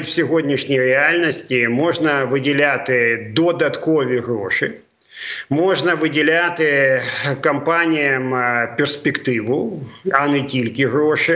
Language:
Ukrainian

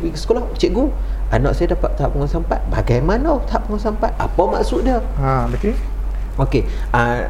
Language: Malay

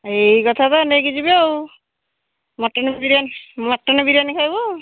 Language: Odia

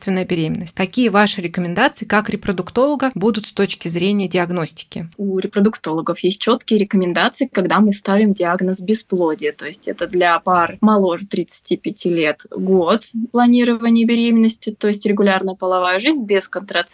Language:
Russian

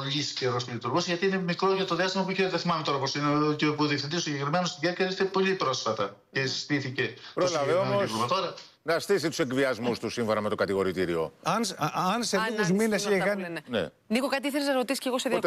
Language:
Greek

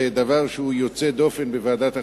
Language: Hebrew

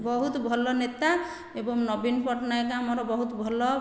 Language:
Odia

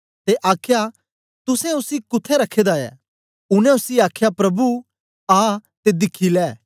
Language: Dogri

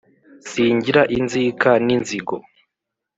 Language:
Kinyarwanda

